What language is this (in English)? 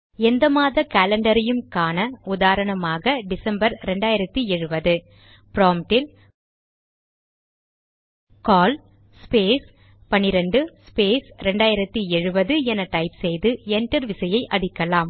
Tamil